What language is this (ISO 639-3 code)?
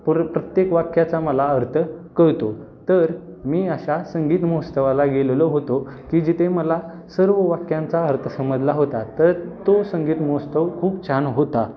mar